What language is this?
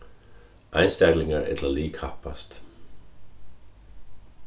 Faroese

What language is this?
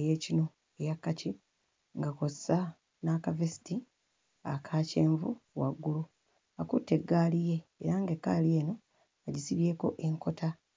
Ganda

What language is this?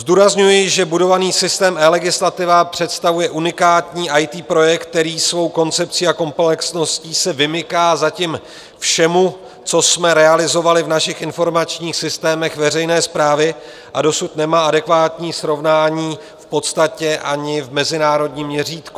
Czech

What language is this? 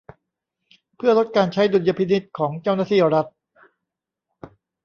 Thai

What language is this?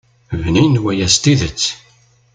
Kabyle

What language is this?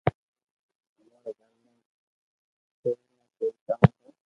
Loarki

